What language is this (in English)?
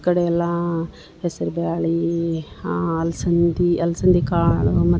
Kannada